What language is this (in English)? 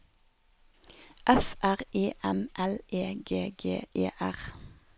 Norwegian